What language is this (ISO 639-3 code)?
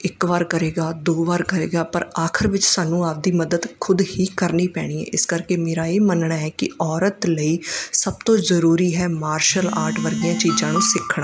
pan